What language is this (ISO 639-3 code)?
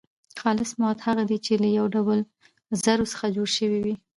pus